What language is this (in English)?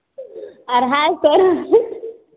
Maithili